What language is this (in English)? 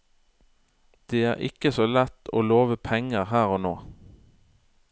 Norwegian